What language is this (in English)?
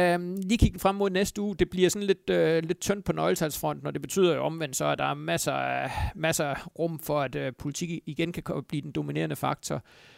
Danish